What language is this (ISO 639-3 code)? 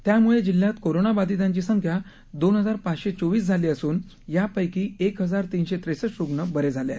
mar